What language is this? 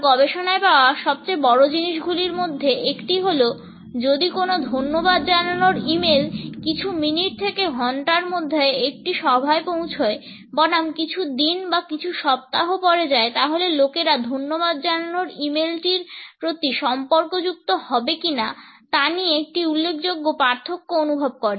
Bangla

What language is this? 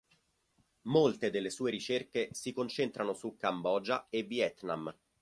Italian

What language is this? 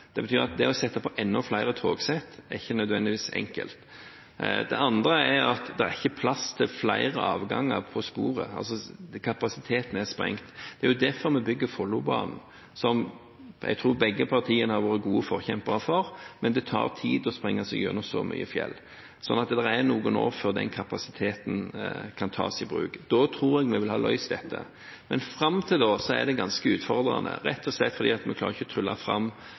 Norwegian Bokmål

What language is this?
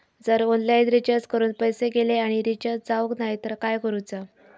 Marathi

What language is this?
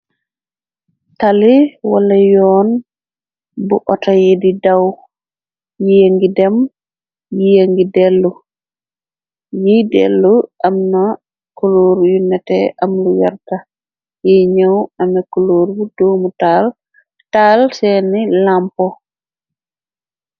Wolof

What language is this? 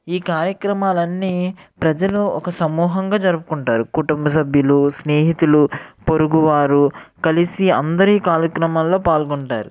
Telugu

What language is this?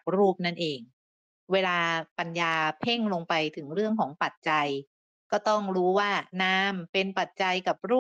Thai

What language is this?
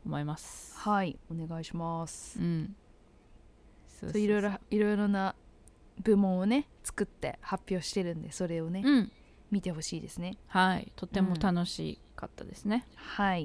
Japanese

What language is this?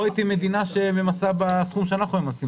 Hebrew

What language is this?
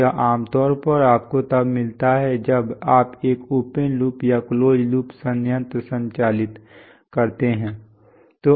Hindi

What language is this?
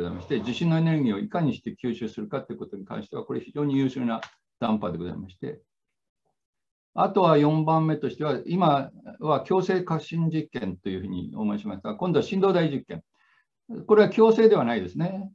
Japanese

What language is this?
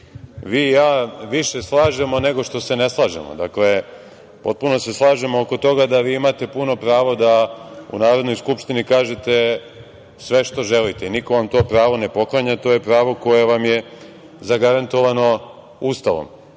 Serbian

